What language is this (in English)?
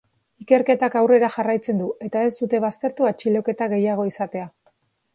Basque